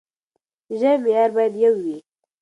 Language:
Pashto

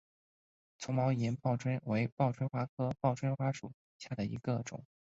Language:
Chinese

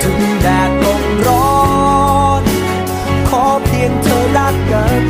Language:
Thai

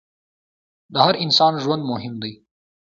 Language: Pashto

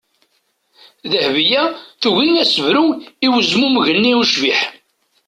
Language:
Kabyle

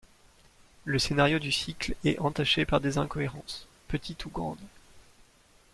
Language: French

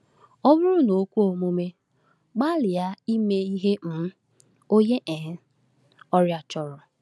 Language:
Igbo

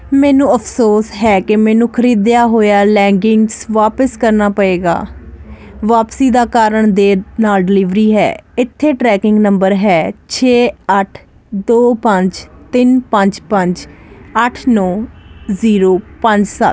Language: Punjabi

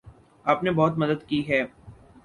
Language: Urdu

